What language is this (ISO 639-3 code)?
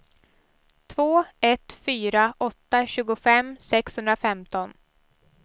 swe